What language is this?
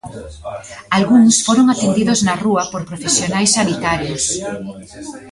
Galician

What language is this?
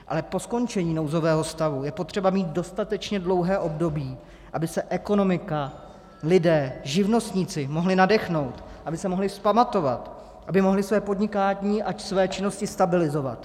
Czech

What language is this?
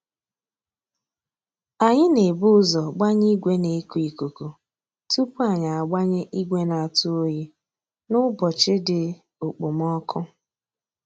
Igbo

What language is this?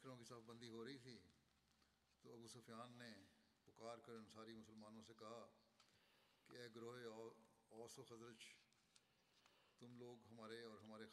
Bulgarian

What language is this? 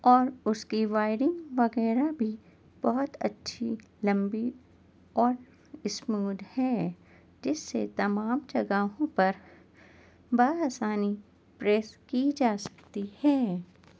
Urdu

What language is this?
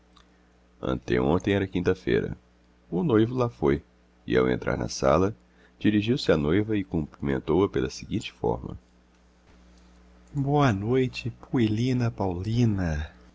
Portuguese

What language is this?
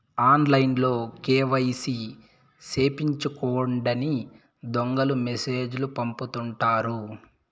Telugu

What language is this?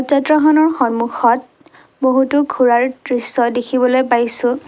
Assamese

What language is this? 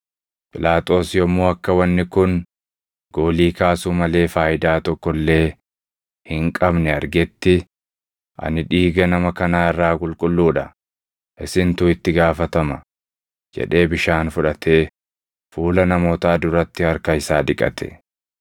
Oromo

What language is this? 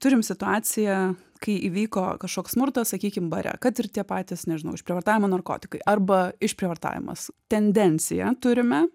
Lithuanian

